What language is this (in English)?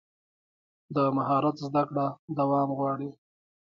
Pashto